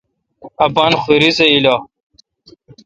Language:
Kalkoti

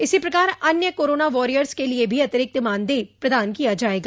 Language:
Hindi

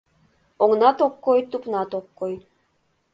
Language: Mari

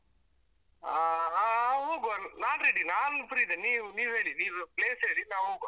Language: Kannada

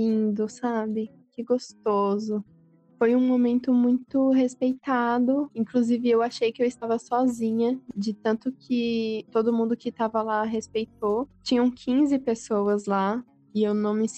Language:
Portuguese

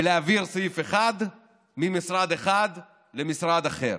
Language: Hebrew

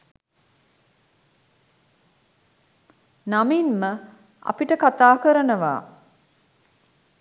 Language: Sinhala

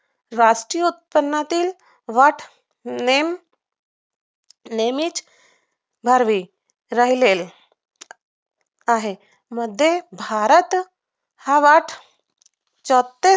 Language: Marathi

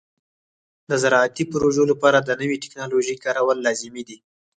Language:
Pashto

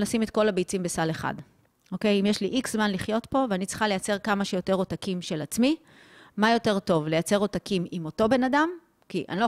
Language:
Hebrew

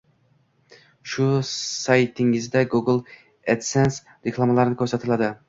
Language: Uzbek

